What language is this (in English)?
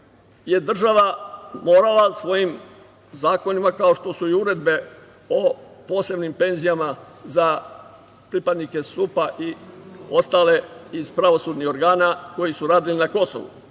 Serbian